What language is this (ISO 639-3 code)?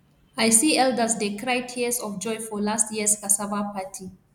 pcm